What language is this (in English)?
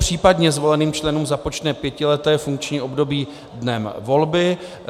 Czech